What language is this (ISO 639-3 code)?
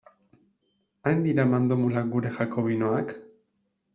eus